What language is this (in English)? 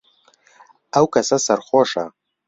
Central Kurdish